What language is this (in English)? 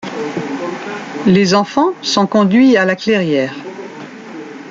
French